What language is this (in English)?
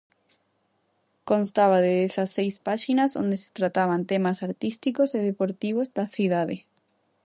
Galician